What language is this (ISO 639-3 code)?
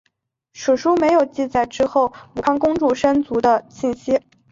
zho